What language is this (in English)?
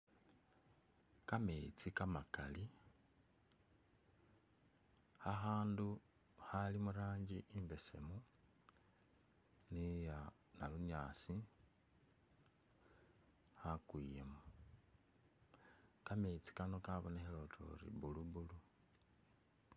Masaaba